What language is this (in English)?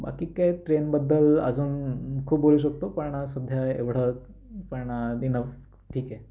Marathi